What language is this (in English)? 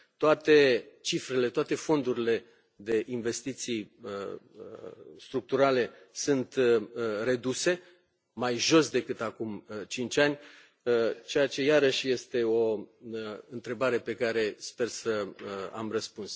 Romanian